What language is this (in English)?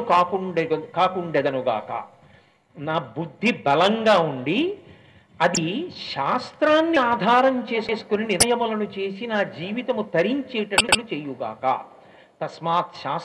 Telugu